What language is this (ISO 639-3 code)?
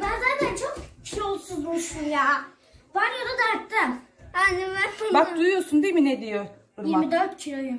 tur